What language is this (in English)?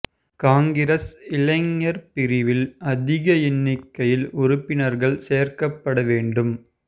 Tamil